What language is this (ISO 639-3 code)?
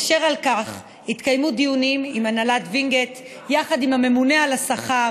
heb